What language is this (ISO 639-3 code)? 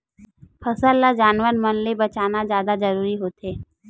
hne